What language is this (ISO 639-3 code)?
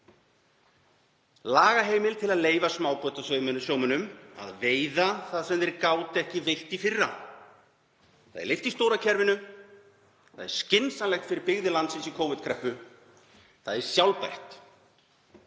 isl